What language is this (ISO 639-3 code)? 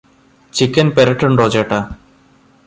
mal